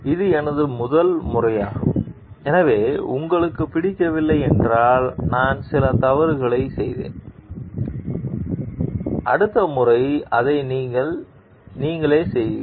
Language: Tamil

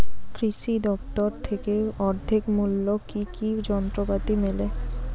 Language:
Bangla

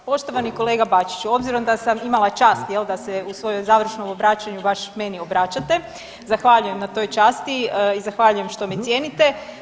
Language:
Croatian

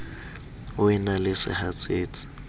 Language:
Southern Sotho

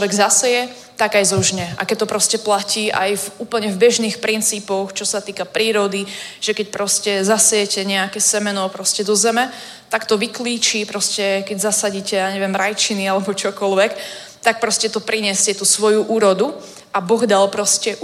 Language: Czech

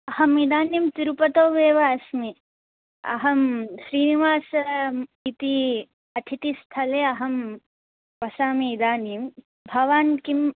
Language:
Sanskrit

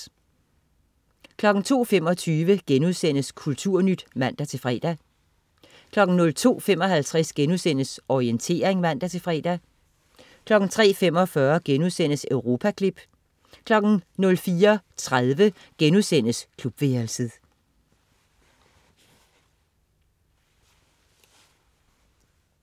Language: Danish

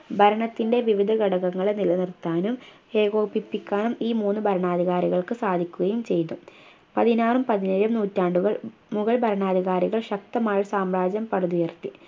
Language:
Malayalam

